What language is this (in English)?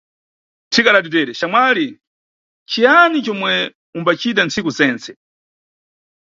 Nyungwe